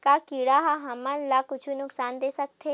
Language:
Chhattisgarhi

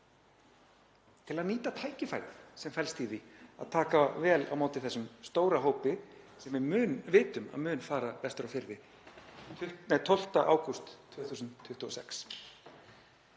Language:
Icelandic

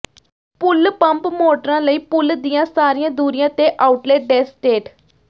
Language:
Punjabi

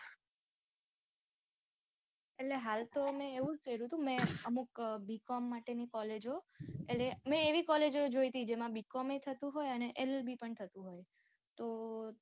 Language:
Gujarati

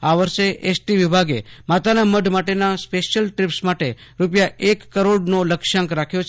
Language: Gujarati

